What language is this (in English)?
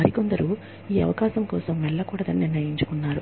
Telugu